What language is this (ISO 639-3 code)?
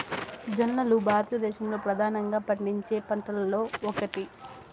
tel